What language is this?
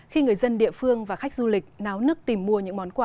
Vietnamese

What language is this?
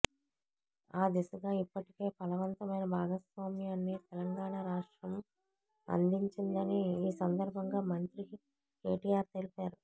Telugu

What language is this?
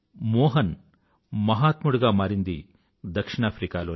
Telugu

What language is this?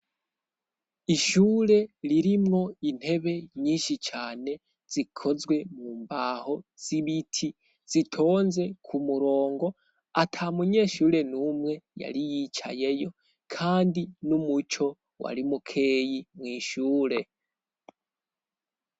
Rundi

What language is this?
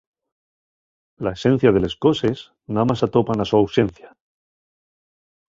Asturian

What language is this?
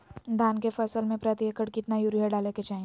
Magahi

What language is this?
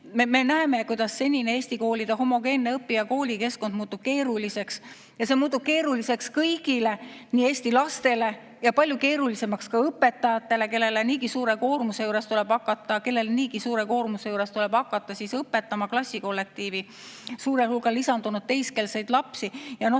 Estonian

